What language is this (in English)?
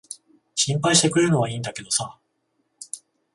Japanese